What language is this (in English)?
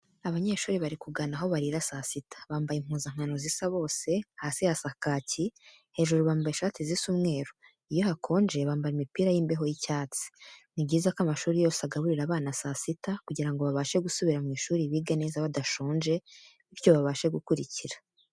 Kinyarwanda